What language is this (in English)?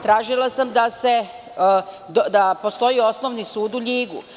Serbian